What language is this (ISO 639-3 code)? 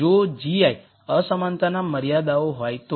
guj